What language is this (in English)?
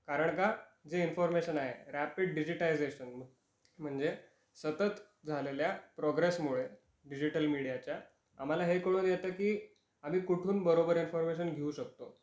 Marathi